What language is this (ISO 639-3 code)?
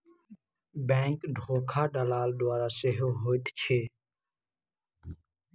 mai